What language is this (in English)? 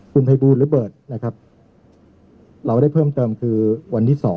Thai